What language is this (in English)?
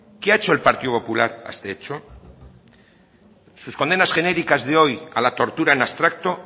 Spanish